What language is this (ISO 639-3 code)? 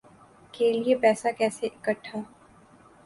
urd